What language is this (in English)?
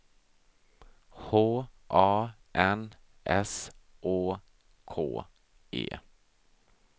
Swedish